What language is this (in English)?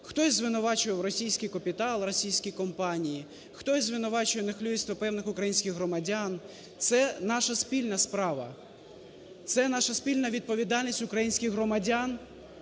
Ukrainian